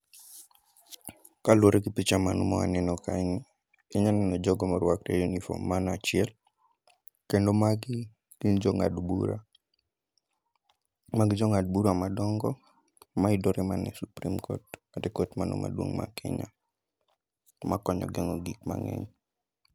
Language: Luo (Kenya and Tanzania)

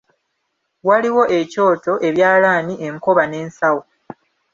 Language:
Ganda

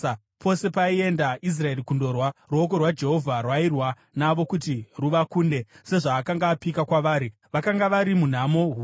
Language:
Shona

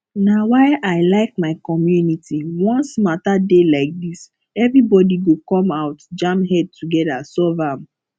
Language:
Nigerian Pidgin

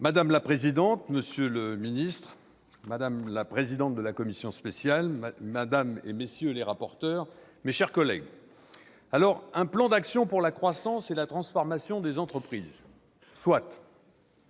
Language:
French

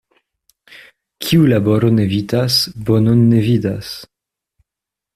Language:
Esperanto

